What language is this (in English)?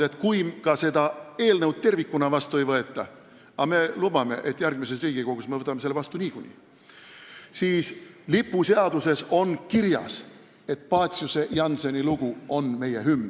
Estonian